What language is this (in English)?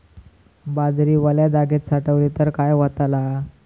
Marathi